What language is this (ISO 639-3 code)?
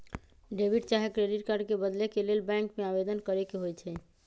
mag